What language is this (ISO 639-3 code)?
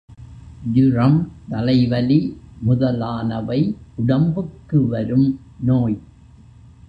tam